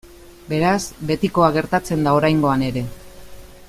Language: Basque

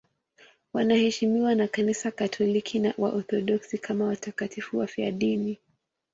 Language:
Swahili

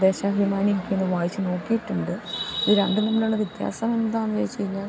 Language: Malayalam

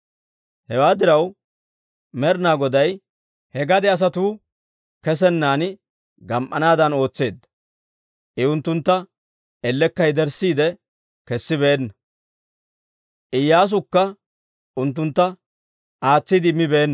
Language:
Dawro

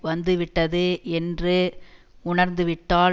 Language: Tamil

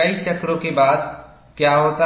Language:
Hindi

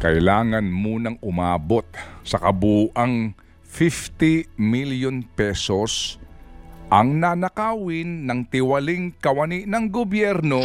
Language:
Filipino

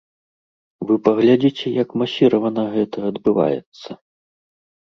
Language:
Belarusian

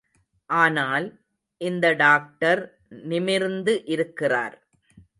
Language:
Tamil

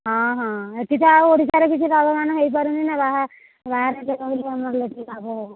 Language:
Odia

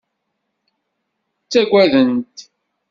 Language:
Kabyle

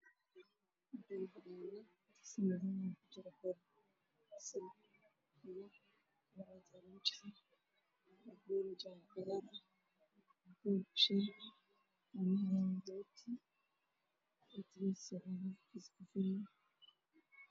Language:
Somali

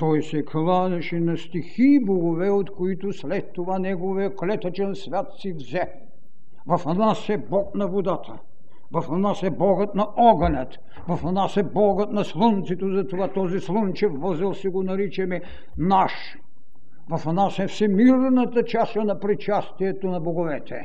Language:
Bulgarian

